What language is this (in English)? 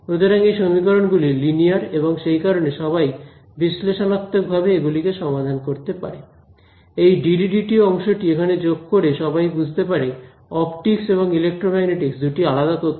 Bangla